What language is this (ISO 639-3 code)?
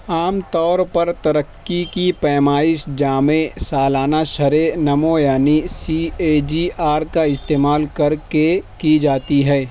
urd